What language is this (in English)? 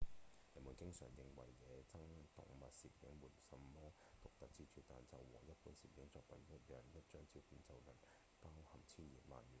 Cantonese